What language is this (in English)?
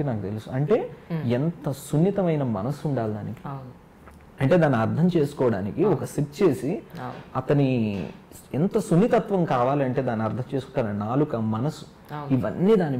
Telugu